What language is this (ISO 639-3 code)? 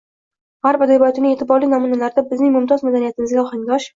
uzb